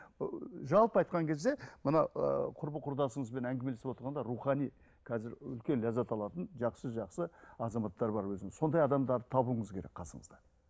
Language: Kazakh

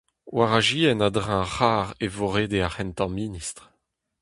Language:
Breton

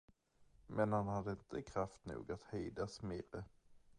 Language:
Swedish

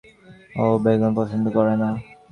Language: Bangla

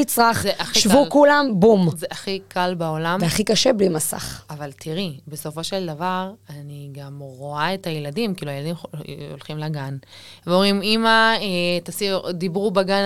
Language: Hebrew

